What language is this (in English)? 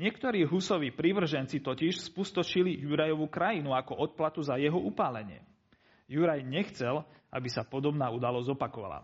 Slovak